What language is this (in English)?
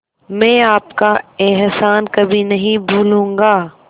Hindi